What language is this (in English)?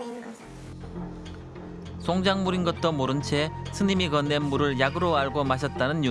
Korean